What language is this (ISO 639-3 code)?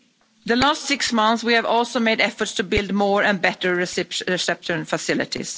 eng